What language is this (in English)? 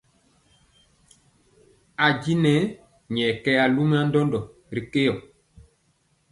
Mpiemo